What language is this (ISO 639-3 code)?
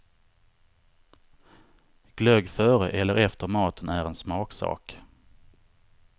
swe